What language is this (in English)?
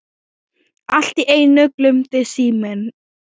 Icelandic